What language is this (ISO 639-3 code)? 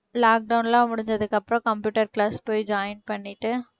tam